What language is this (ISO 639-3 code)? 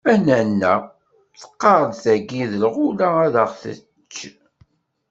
kab